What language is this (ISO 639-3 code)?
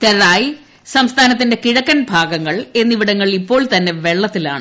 mal